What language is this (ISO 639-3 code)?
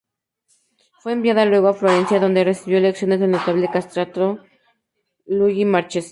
spa